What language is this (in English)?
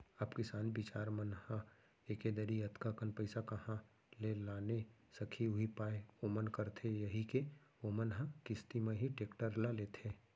Chhattisgarhi